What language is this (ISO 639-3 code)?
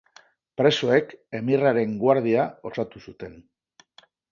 eus